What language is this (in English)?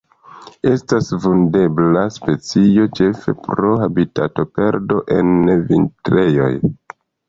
Esperanto